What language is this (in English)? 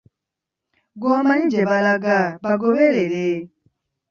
Ganda